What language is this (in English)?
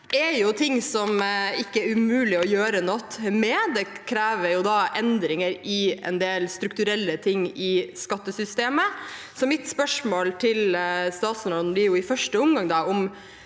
Norwegian